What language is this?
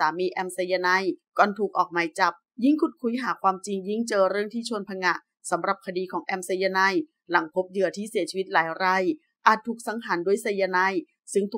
Thai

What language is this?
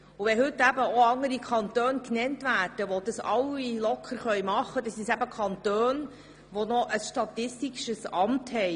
Swiss German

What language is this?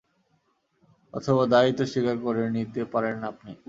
Bangla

